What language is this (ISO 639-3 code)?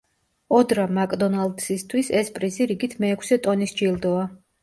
kat